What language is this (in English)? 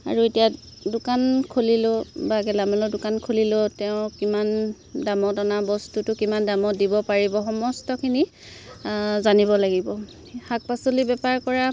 Assamese